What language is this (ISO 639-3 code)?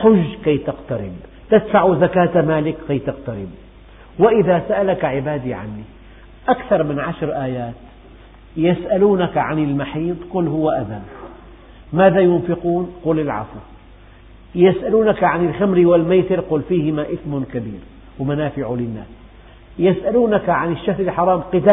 ara